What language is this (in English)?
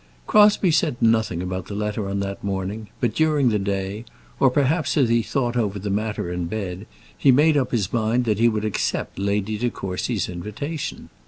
English